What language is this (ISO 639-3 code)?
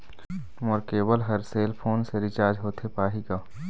hne